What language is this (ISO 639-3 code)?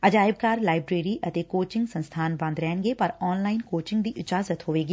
pan